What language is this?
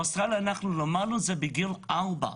Hebrew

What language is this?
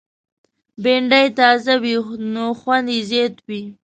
Pashto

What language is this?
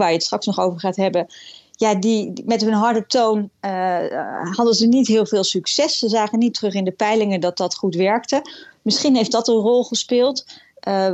Dutch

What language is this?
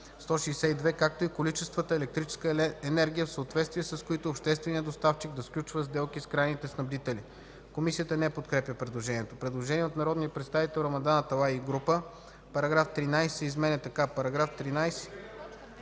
Bulgarian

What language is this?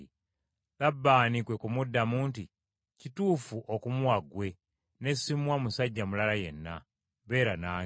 Ganda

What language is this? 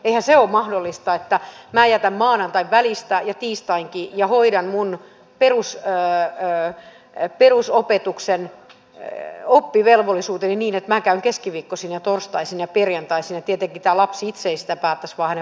Finnish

